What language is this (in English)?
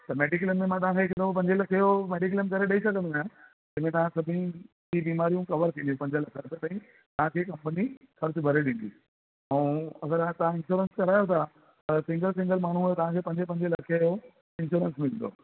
Sindhi